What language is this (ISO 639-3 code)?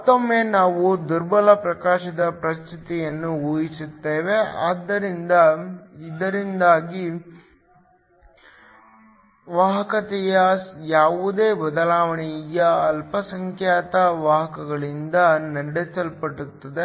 kan